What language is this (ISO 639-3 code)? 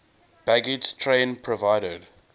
eng